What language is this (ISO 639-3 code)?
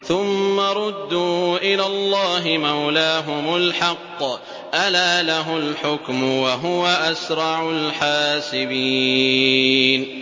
ara